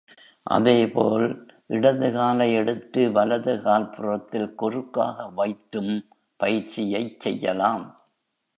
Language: Tamil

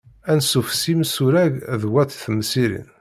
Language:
Kabyle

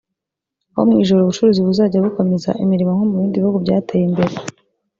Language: Kinyarwanda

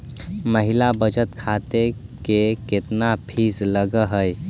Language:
Magahi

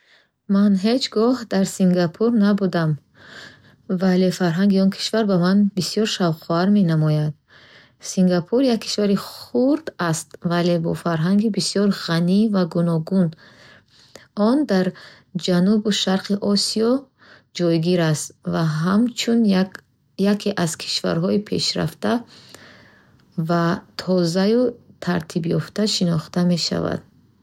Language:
Bukharic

